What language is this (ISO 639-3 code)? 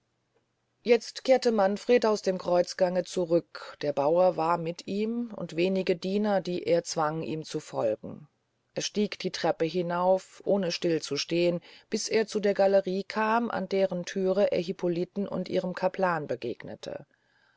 deu